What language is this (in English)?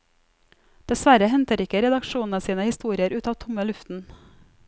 Norwegian